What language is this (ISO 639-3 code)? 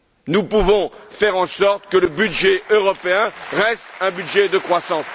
fra